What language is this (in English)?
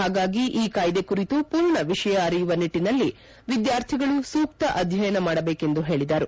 Kannada